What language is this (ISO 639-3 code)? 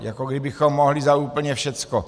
ces